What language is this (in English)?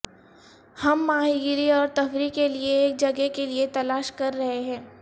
Urdu